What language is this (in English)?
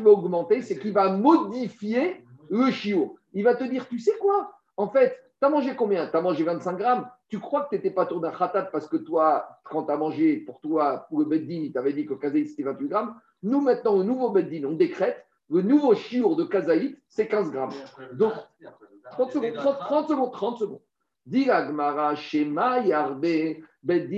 French